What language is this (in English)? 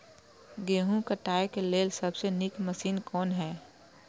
Maithili